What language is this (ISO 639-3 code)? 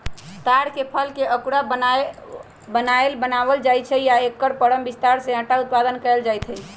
mag